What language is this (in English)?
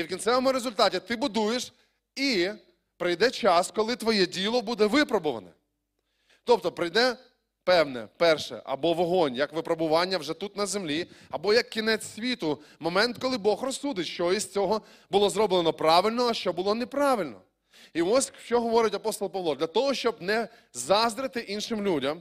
Ukrainian